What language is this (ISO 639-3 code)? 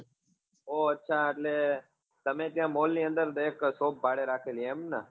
guj